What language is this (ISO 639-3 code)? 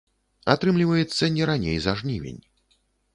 bel